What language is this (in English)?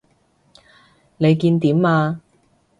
Cantonese